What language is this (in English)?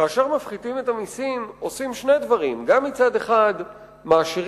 Hebrew